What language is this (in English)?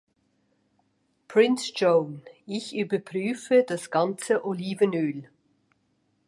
German